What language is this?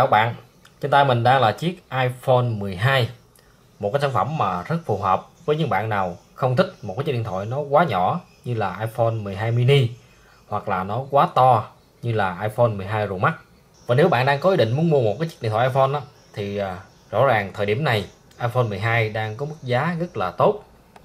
Vietnamese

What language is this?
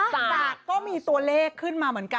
Thai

